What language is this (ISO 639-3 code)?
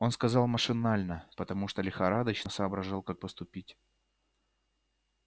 rus